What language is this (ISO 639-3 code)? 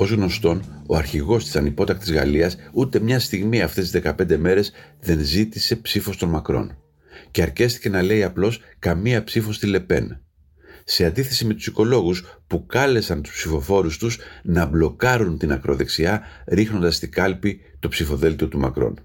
ell